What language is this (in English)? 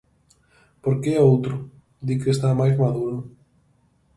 Galician